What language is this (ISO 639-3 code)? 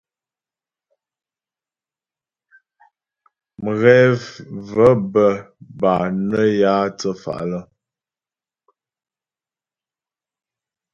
bbj